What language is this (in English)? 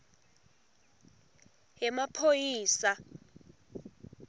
Swati